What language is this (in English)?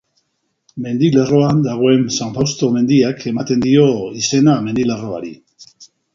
Basque